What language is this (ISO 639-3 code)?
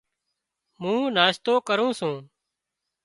kxp